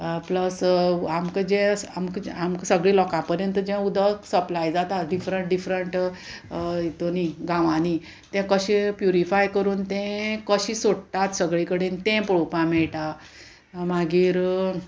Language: Konkani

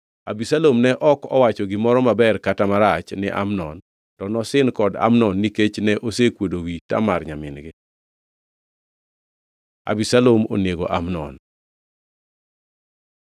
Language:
Luo (Kenya and Tanzania)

